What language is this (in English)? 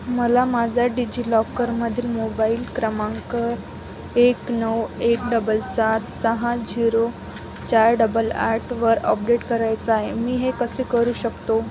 Marathi